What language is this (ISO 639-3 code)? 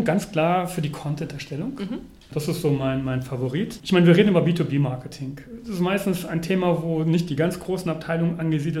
deu